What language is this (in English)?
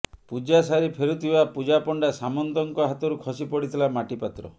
Odia